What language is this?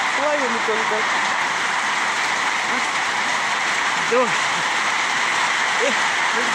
Russian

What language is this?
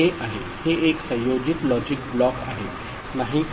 Marathi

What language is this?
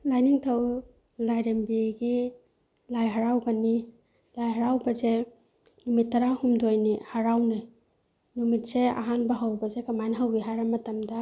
Manipuri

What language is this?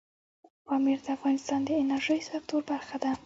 Pashto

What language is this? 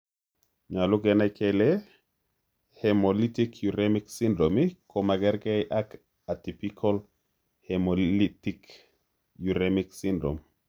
Kalenjin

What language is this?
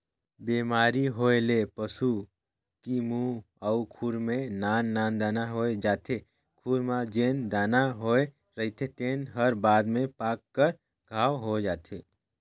Chhattisgarhi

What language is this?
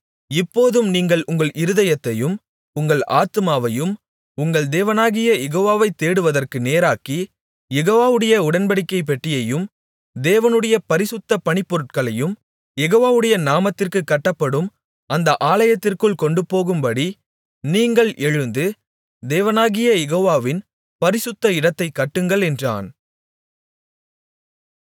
Tamil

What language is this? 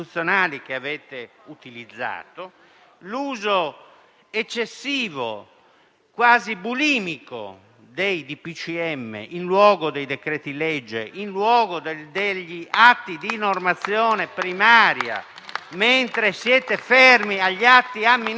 Italian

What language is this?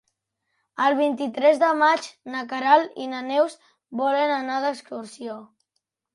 Catalan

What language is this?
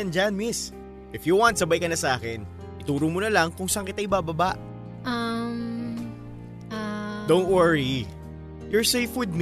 Filipino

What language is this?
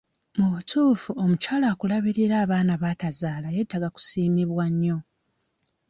Ganda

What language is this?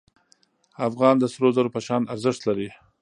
Pashto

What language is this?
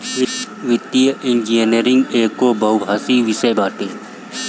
Bhojpuri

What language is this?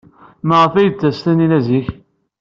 Kabyle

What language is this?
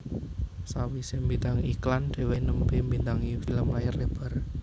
Javanese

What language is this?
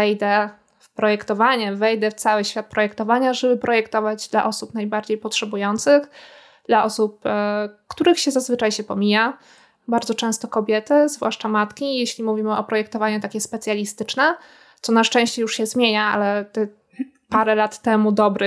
Polish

